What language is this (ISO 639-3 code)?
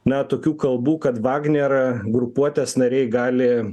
lit